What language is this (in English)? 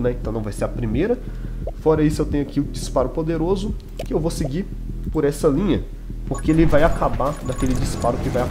Portuguese